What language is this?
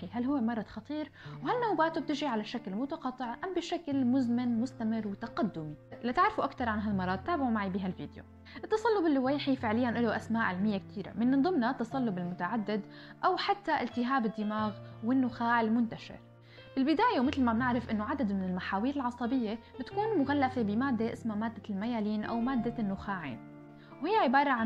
Arabic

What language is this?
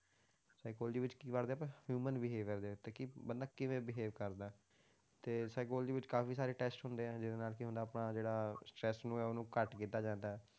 Punjabi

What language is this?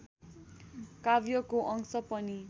Nepali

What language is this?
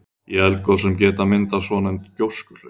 Icelandic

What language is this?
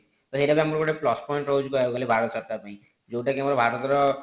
Odia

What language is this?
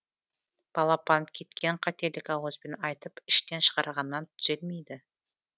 Kazakh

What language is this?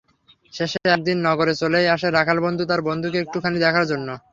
Bangla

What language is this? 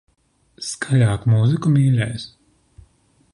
Latvian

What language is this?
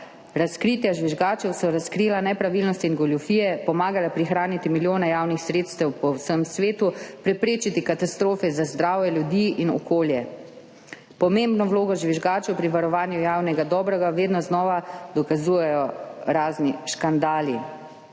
Slovenian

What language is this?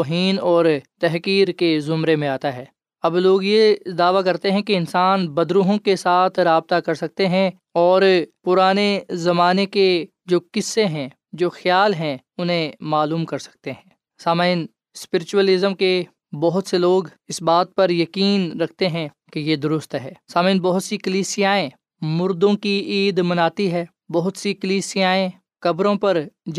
Urdu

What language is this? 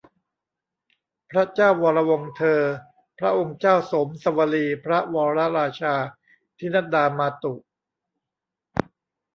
Thai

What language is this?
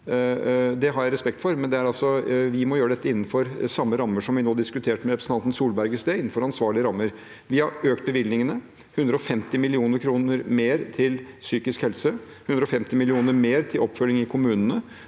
Norwegian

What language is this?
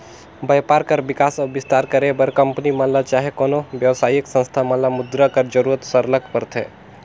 Chhattisgarhi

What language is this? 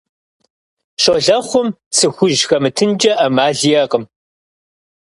Kabardian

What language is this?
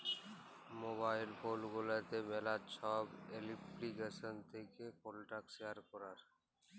Bangla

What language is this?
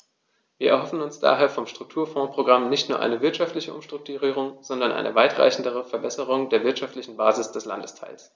German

